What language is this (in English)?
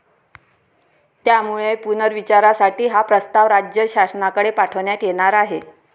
Marathi